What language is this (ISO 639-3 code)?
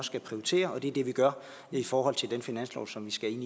dan